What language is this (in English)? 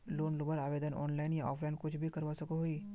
Magahi